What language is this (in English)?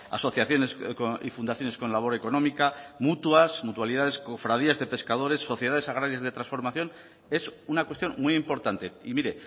Spanish